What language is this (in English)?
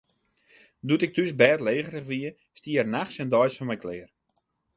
Western Frisian